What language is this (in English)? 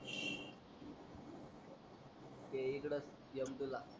Marathi